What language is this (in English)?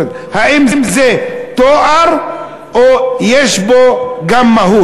Hebrew